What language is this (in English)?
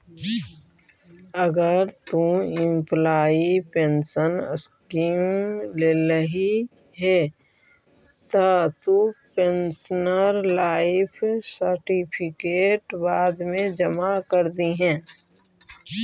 Magahi